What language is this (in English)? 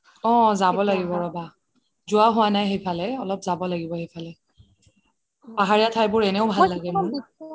Assamese